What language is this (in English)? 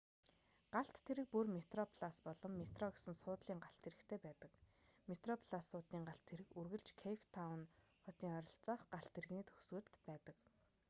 Mongolian